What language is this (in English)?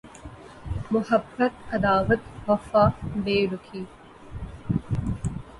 Urdu